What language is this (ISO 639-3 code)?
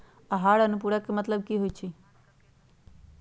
mag